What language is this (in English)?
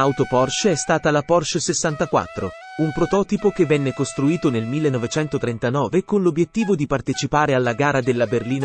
Italian